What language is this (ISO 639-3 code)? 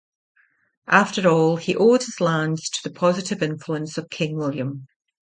eng